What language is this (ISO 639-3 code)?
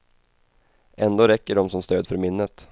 swe